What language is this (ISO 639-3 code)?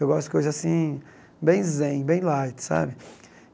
por